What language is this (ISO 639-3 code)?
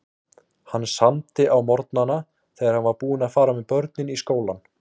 isl